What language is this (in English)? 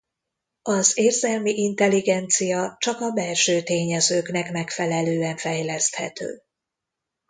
Hungarian